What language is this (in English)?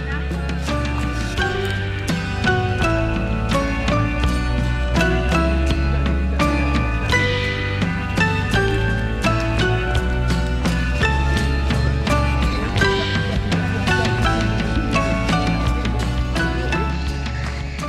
Malay